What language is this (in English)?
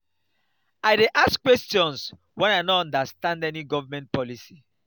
Nigerian Pidgin